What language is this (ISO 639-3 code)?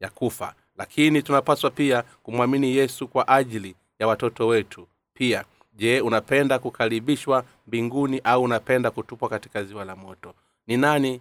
swa